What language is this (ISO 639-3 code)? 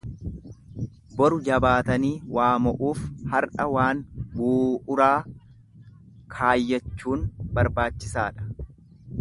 orm